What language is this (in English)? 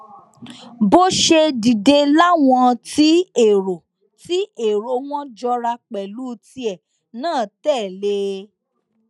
Yoruba